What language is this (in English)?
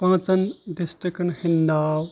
Kashmiri